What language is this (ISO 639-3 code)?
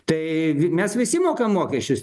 lit